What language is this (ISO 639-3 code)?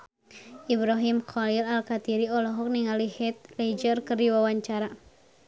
sun